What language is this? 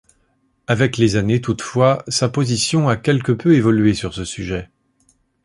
French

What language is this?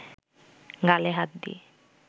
Bangla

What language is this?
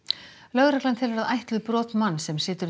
Icelandic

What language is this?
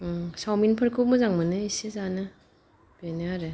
Bodo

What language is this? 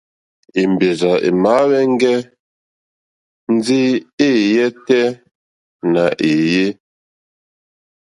Mokpwe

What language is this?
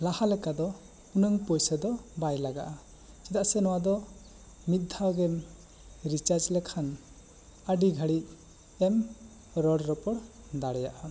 Santali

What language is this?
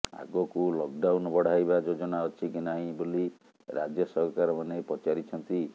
Odia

